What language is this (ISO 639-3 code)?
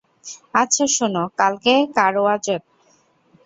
ben